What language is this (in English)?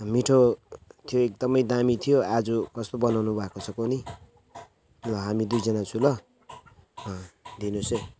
Nepali